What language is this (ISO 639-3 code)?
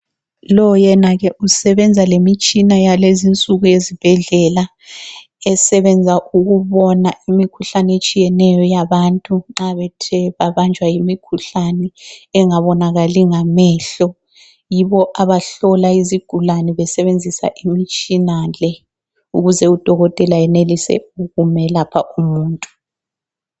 nde